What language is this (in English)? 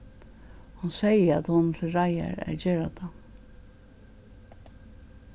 Faroese